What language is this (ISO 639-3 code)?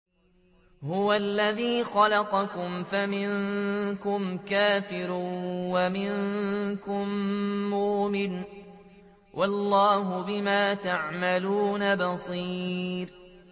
ara